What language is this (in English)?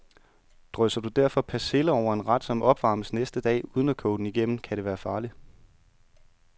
Danish